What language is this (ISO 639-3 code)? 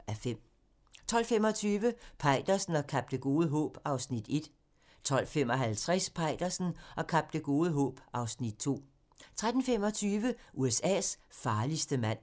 dan